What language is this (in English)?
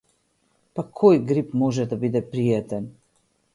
Macedonian